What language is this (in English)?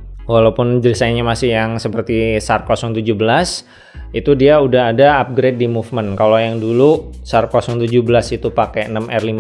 Indonesian